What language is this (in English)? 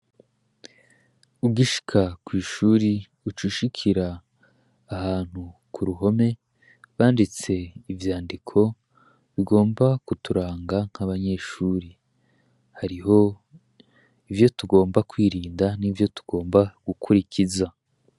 Rundi